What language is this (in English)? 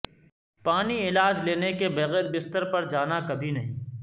Urdu